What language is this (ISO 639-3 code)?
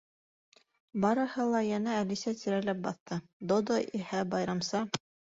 bak